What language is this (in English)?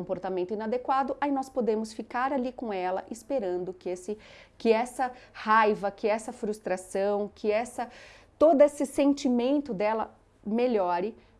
Portuguese